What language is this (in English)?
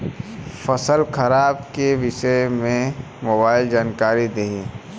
Bhojpuri